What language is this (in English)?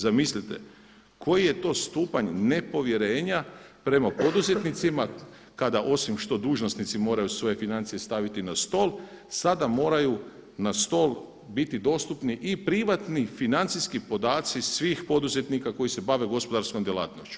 Croatian